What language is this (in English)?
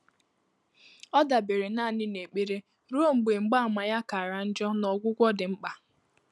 Igbo